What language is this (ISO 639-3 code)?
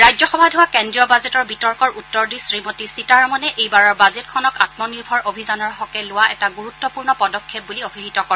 asm